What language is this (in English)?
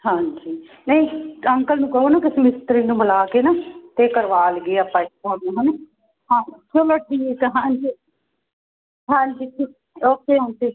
Punjabi